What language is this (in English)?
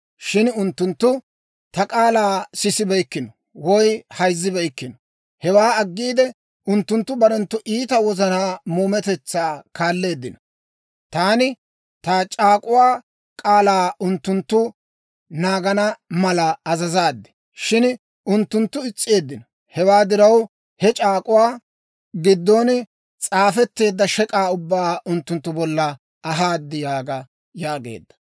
Dawro